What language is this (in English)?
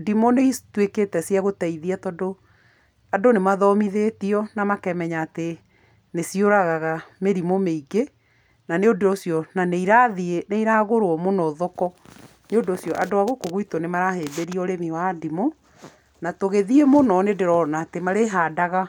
Kikuyu